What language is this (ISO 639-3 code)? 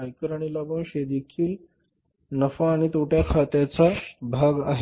mar